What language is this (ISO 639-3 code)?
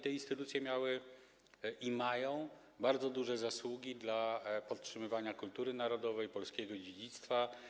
pol